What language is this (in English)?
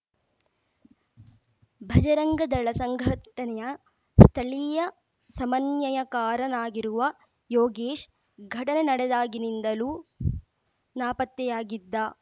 Kannada